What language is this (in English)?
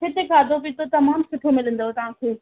Sindhi